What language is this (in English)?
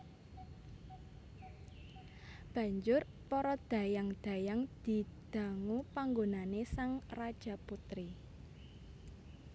Javanese